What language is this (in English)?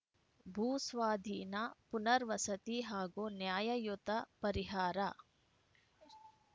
Kannada